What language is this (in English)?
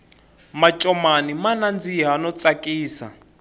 Tsonga